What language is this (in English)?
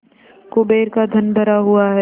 Hindi